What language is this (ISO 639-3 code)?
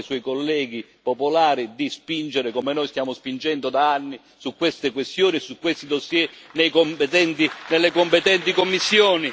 ita